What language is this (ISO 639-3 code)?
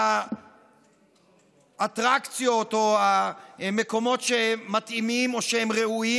heb